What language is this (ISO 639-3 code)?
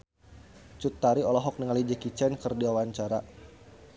sun